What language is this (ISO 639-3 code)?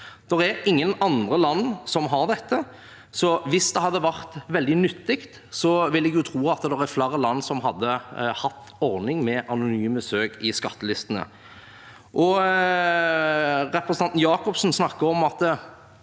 nor